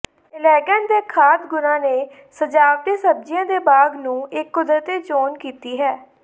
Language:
Punjabi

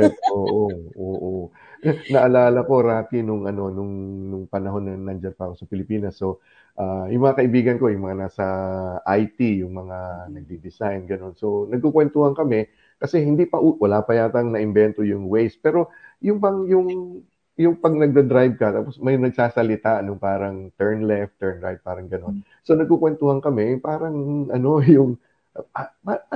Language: Filipino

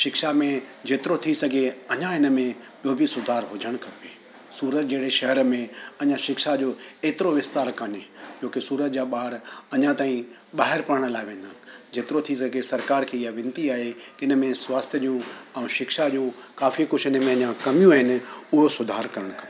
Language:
Sindhi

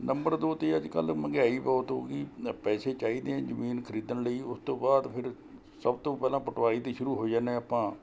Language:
Punjabi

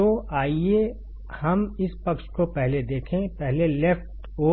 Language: Hindi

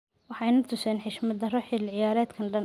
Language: Somali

